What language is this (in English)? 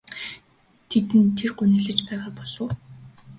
Mongolian